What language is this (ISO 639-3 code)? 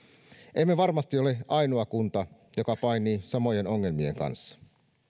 fin